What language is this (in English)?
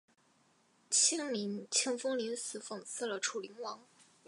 Chinese